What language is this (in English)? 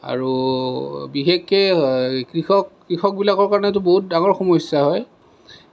Assamese